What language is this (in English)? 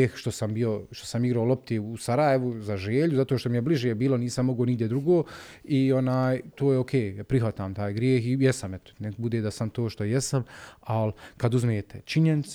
Croatian